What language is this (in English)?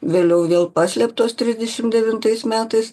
Lithuanian